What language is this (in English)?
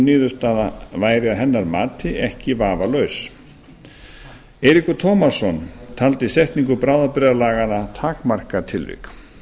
Icelandic